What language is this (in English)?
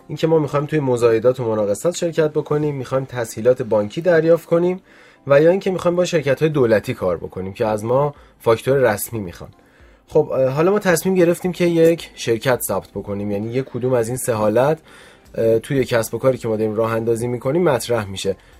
Persian